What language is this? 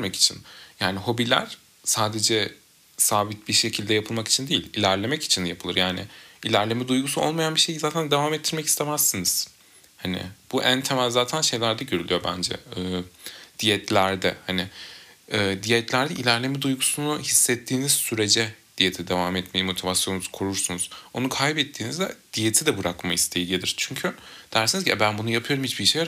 Turkish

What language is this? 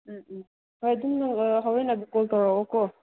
Manipuri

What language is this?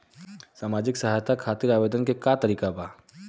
Bhojpuri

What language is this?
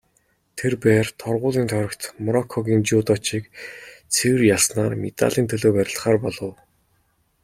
Mongolian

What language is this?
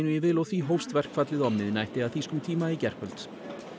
Icelandic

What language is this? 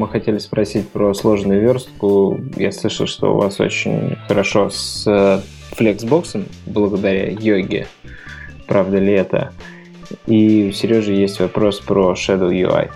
Russian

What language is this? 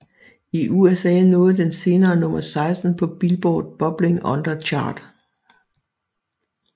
Danish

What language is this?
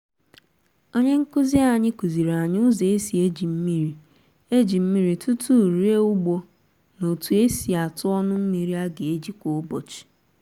Igbo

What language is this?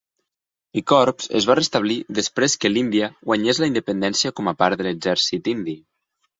Catalan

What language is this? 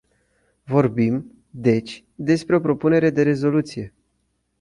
Romanian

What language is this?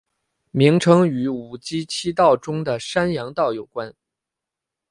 Chinese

